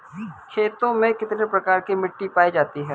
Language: Hindi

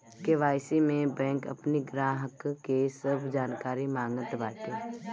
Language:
Bhojpuri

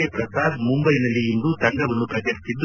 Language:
Kannada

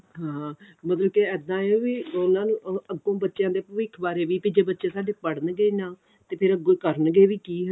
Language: Punjabi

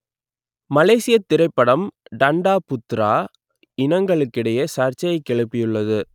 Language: Tamil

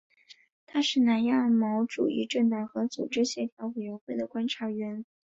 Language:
Chinese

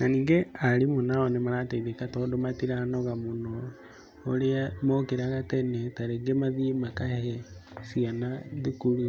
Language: Kikuyu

